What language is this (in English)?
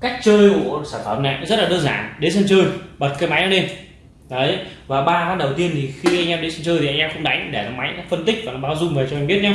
Vietnamese